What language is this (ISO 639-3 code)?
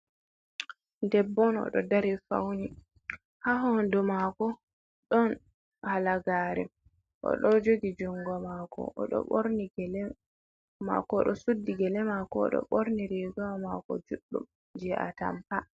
ful